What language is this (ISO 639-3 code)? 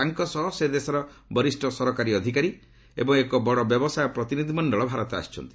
ori